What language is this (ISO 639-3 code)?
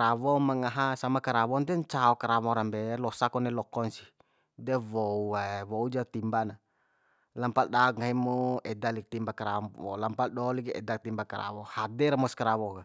bhp